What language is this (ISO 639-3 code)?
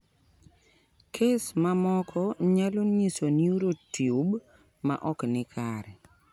luo